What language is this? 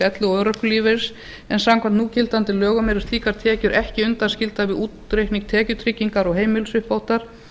Icelandic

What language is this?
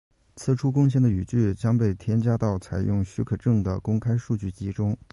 Chinese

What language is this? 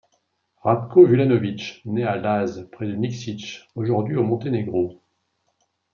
French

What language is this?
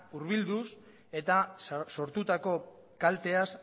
Basque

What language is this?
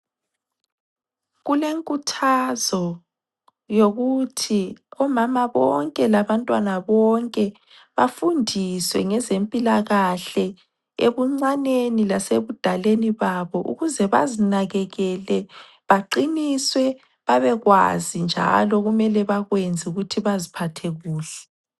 North Ndebele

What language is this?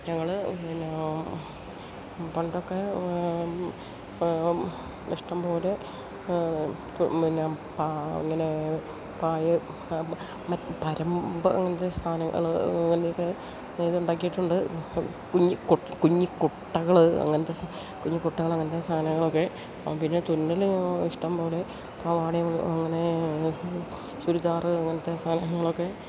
Malayalam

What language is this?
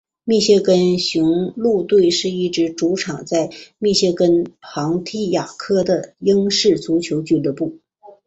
Chinese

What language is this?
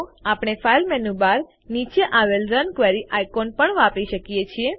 Gujarati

